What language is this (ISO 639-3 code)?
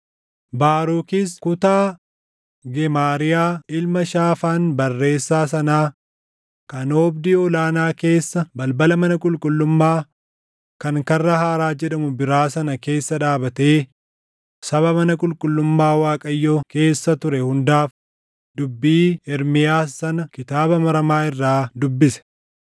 orm